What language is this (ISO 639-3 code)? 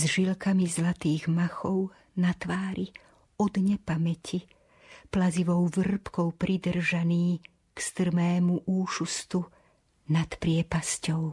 slk